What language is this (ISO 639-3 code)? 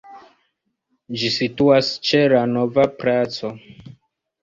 epo